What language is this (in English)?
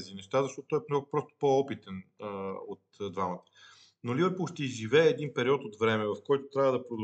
Bulgarian